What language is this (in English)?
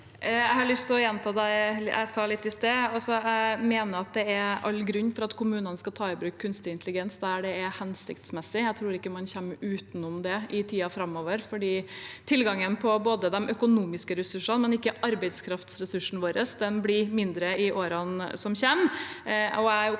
Norwegian